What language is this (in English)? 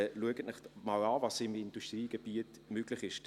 Swiss German